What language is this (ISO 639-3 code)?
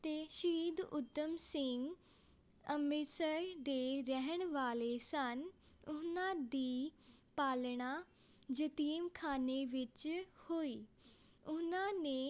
pan